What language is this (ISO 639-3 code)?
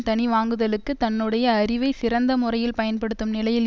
tam